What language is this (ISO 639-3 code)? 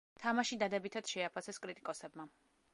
kat